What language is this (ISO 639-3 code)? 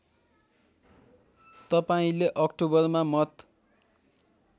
nep